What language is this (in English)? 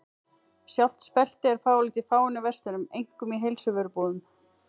Icelandic